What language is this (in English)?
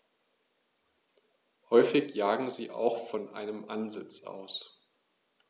German